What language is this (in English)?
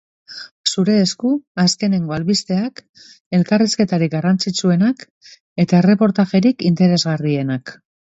Basque